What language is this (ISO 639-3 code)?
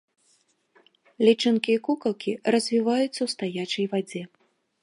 bel